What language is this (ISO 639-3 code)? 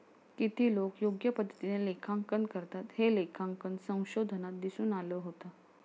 mar